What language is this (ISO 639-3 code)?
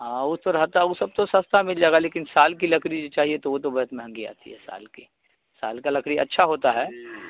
urd